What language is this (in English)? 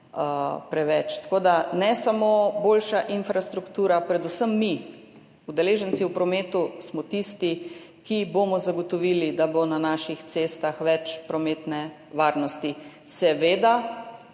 Slovenian